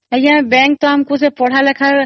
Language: Odia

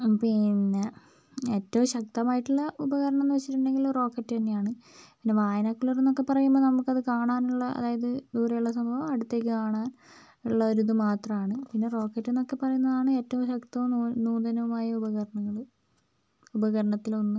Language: Malayalam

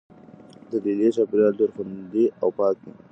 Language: Pashto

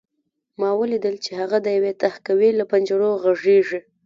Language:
Pashto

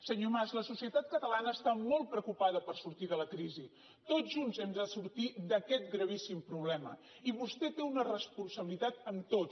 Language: Catalan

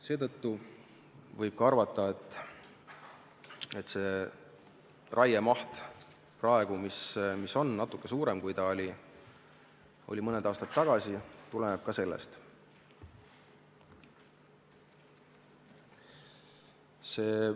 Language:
Estonian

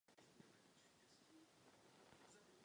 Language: Czech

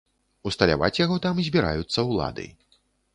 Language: Belarusian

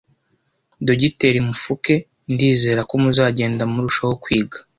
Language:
Kinyarwanda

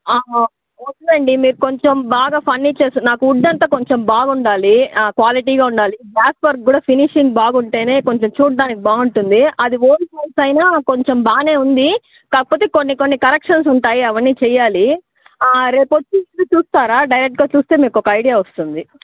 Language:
Telugu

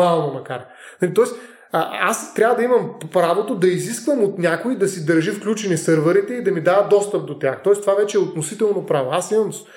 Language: Bulgarian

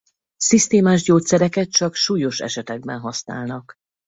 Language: Hungarian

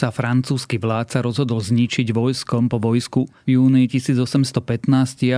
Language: Slovak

